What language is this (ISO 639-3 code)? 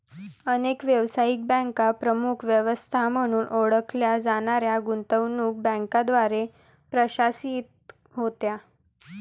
mar